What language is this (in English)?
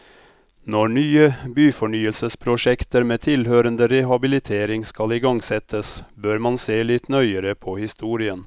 Norwegian